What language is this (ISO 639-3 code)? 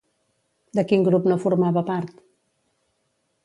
cat